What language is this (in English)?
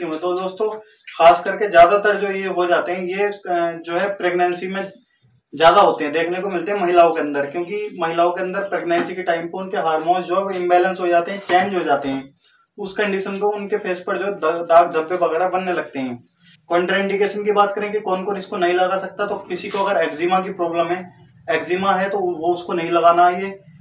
Hindi